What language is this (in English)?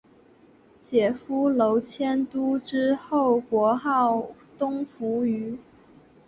Chinese